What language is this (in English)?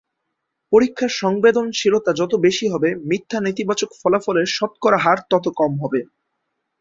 Bangla